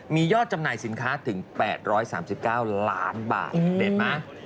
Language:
Thai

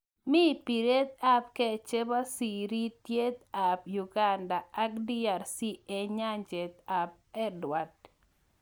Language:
Kalenjin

